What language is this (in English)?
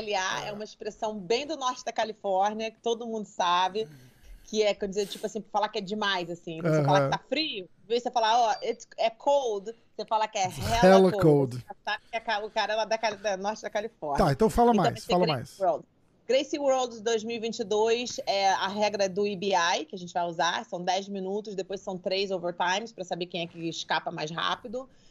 Portuguese